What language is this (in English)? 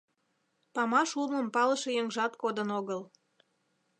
Mari